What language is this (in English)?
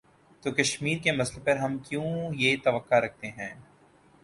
Urdu